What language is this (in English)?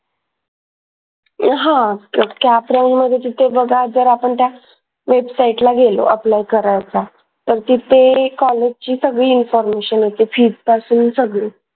Marathi